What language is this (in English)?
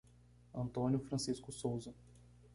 Portuguese